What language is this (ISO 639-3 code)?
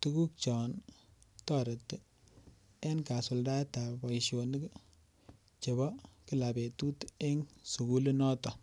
kln